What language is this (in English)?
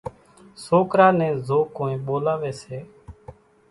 Kachi Koli